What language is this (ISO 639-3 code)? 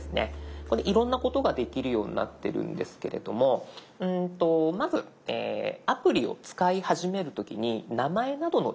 jpn